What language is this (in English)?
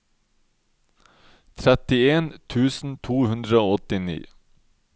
Norwegian